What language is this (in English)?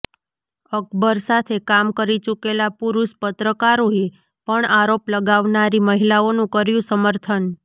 Gujarati